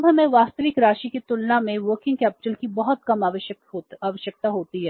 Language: Hindi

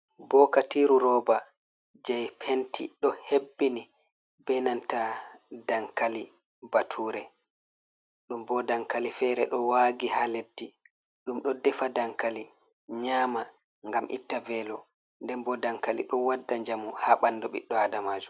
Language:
Fula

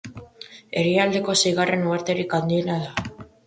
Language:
Basque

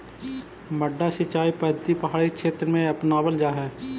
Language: Magahi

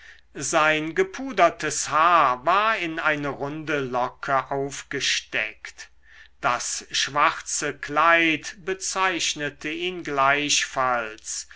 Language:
German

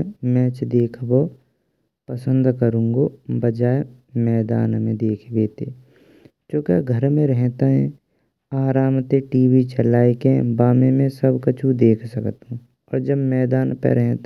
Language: Braj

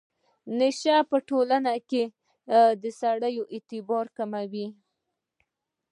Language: Pashto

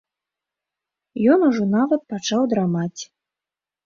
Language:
Belarusian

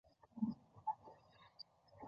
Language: Chinese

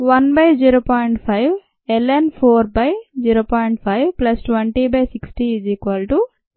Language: Telugu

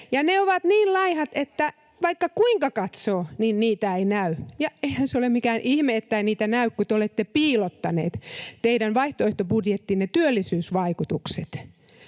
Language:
Finnish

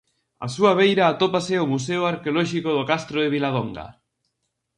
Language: Galician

